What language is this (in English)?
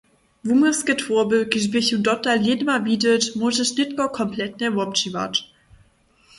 Upper Sorbian